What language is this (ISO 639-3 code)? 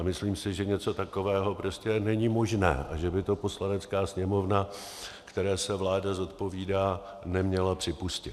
ces